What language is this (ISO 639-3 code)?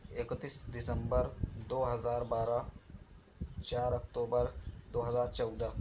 urd